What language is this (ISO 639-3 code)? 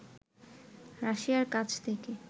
ben